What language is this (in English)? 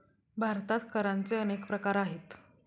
Marathi